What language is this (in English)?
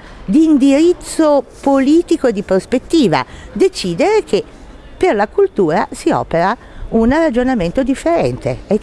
Italian